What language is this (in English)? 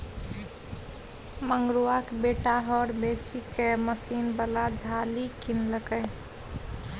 Maithili